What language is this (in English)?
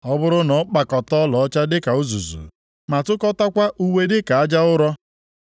Igbo